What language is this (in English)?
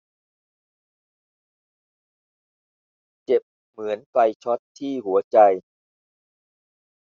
Thai